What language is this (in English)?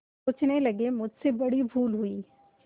Hindi